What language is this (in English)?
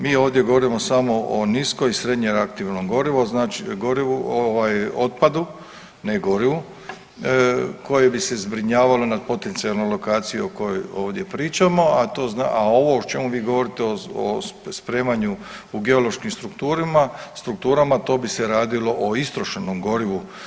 Croatian